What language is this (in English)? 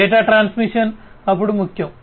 Telugu